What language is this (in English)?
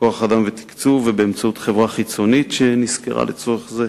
Hebrew